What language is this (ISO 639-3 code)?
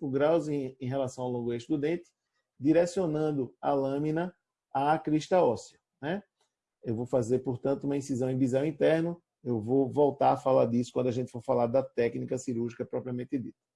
por